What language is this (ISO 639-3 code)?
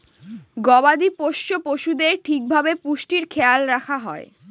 ben